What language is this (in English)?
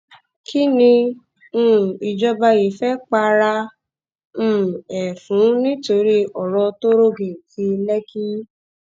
Yoruba